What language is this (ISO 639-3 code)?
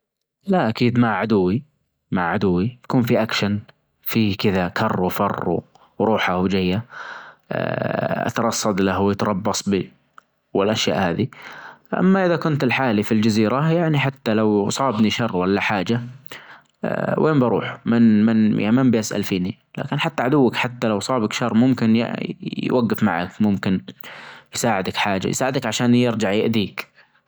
ars